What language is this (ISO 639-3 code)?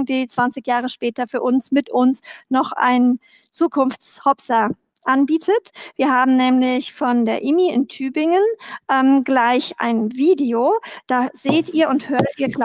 deu